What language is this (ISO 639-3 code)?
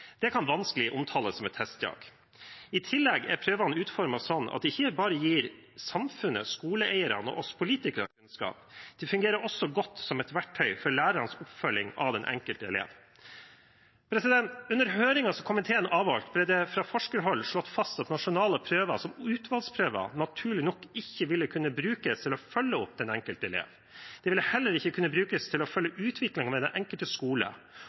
nob